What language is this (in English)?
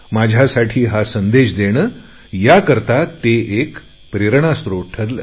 Marathi